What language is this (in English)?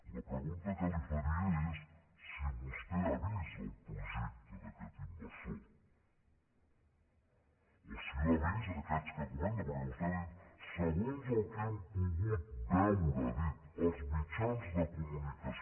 Catalan